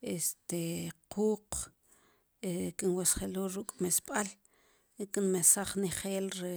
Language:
Sipacapense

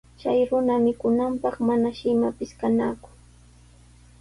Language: Sihuas Ancash Quechua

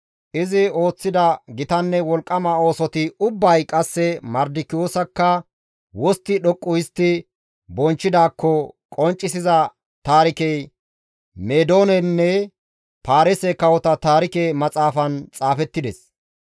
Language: Gamo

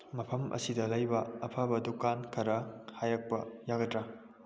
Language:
Manipuri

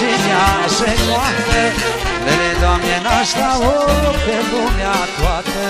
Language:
Romanian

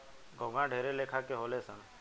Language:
Bhojpuri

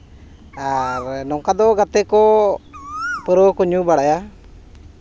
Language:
Santali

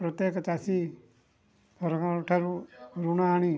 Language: Odia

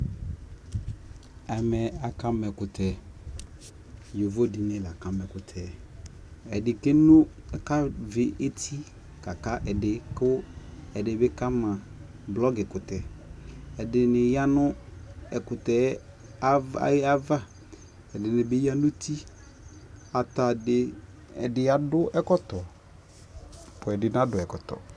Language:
Ikposo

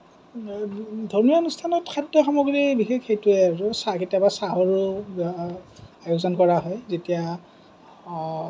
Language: Assamese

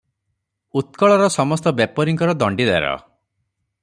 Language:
Odia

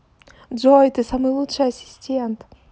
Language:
Russian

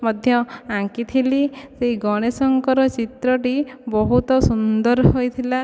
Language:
Odia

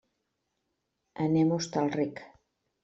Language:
Catalan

